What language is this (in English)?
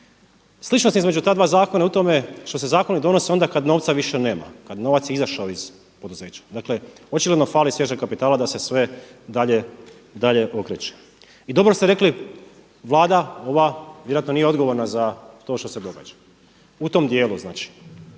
Croatian